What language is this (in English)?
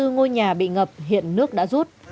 Vietnamese